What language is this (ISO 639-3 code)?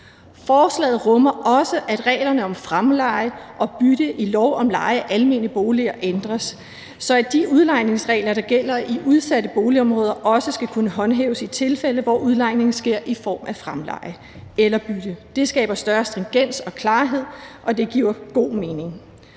dan